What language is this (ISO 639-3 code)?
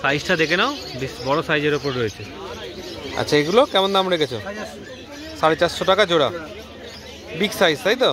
ben